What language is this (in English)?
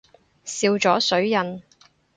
Cantonese